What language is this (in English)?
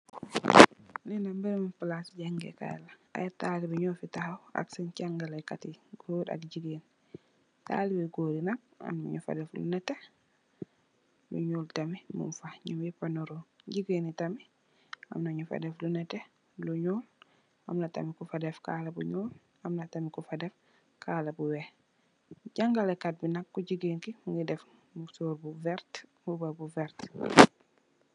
Wolof